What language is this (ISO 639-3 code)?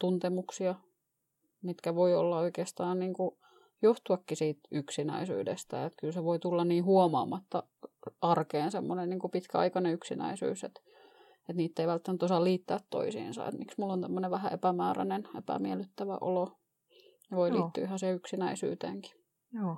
fin